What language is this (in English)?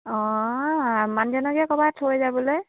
Assamese